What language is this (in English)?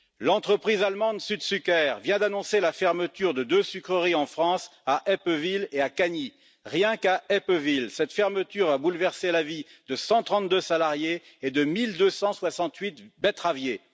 French